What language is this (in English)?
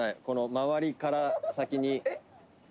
Japanese